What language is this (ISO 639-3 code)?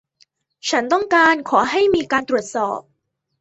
tha